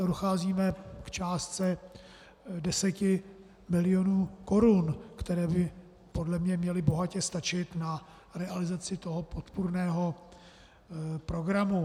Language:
Czech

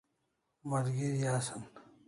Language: Kalasha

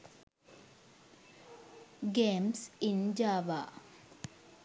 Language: Sinhala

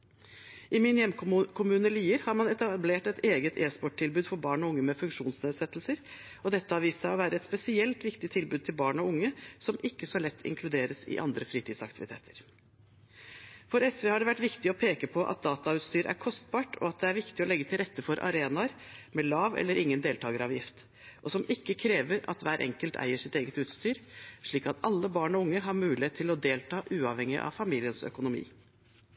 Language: Norwegian Bokmål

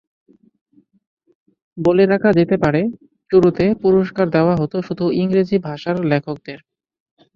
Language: Bangla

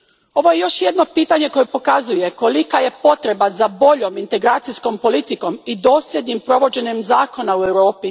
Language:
Croatian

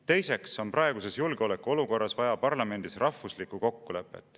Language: Estonian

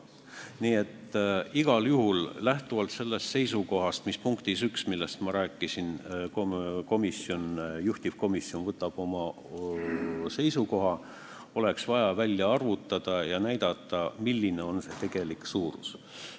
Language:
Estonian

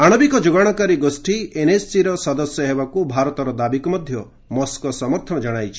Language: Odia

